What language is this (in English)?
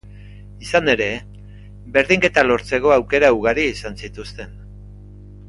Basque